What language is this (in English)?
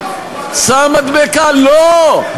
Hebrew